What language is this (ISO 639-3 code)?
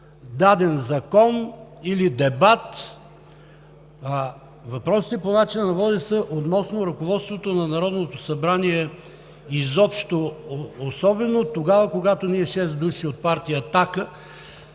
bul